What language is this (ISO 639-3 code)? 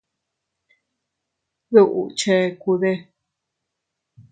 cut